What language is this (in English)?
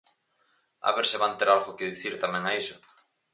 Galician